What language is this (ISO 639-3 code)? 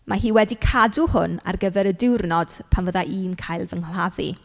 cym